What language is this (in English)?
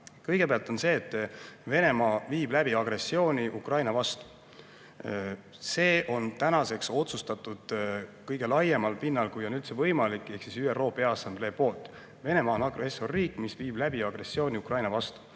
Estonian